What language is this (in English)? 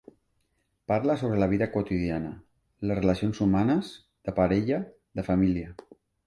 Catalan